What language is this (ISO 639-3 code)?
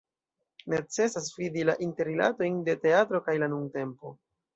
epo